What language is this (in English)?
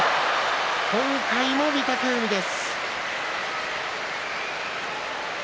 Japanese